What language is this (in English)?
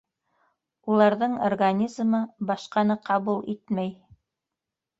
Bashkir